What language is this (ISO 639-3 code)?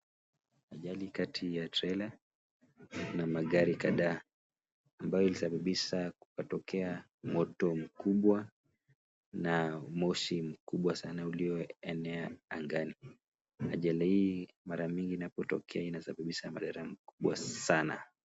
swa